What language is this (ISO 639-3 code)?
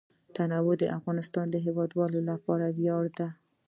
pus